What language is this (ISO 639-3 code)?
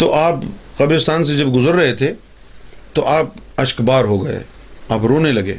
urd